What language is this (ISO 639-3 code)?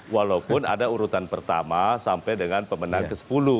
ind